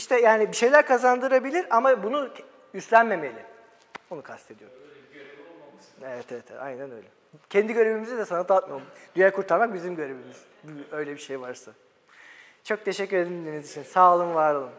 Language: Turkish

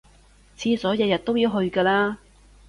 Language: Cantonese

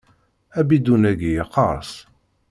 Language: Kabyle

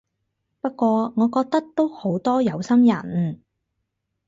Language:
Cantonese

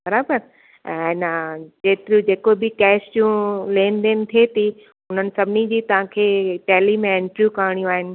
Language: Sindhi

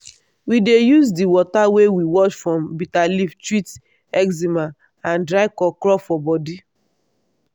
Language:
Nigerian Pidgin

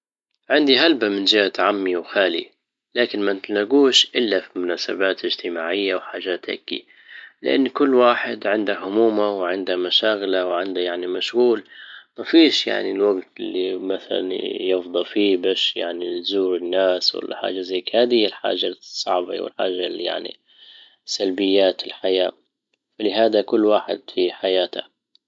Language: Libyan Arabic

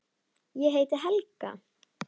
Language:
Icelandic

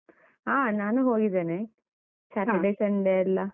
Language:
Kannada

